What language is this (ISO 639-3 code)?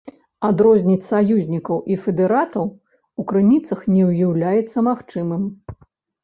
bel